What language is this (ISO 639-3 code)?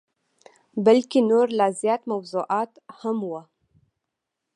pus